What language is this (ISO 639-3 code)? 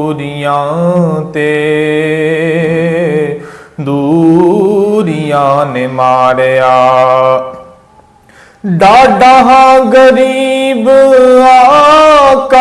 urd